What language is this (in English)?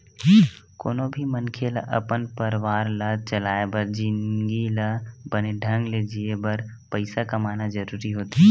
Chhattisgarhi